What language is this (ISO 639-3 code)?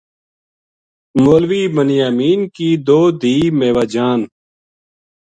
gju